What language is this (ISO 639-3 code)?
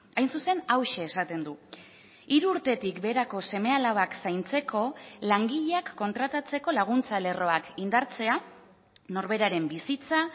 eus